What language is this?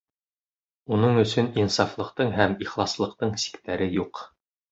Bashkir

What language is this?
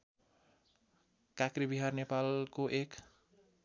Nepali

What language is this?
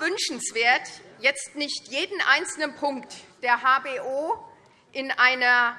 German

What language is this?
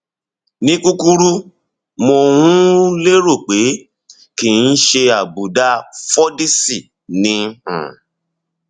Yoruba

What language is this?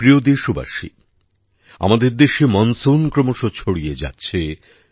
Bangla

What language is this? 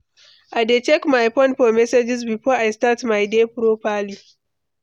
Nigerian Pidgin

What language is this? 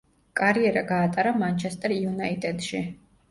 Georgian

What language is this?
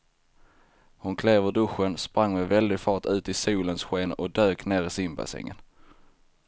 Swedish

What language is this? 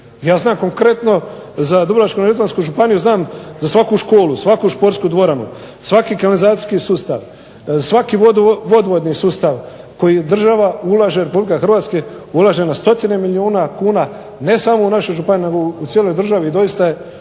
Croatian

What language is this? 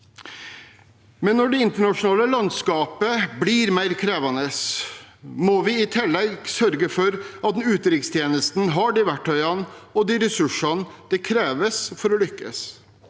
Norwegian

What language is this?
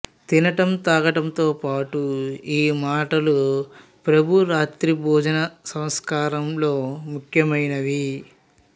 Telugu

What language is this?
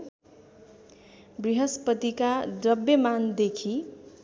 Nepali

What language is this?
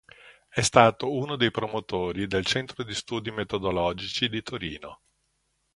Italian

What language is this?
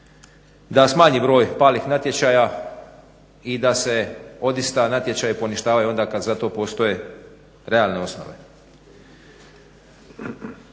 Croatian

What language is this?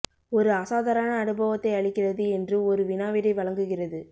Tamil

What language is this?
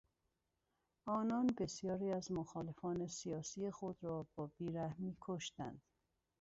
Persian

